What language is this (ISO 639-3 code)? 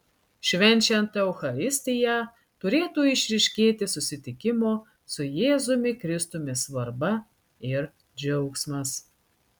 lit